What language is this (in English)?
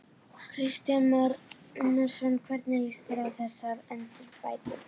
Icelandic